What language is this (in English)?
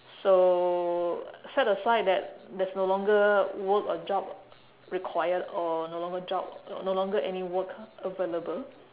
English